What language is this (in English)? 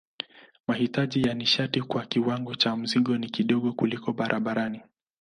Swahili